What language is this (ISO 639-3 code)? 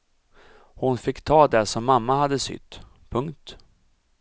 swe